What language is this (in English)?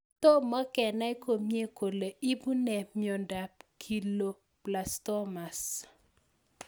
Kalenjin